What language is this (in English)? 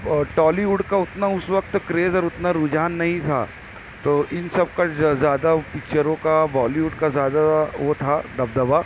Urdu